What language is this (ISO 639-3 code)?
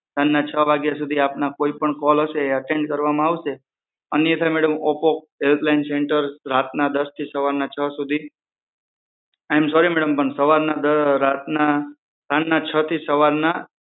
guj